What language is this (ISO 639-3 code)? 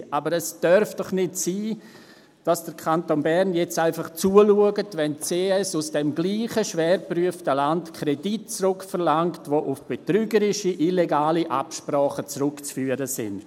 gsw